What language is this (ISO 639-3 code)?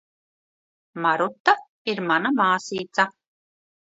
lav